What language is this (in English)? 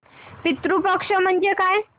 Marathi